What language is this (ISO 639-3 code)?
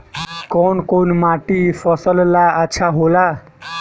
bho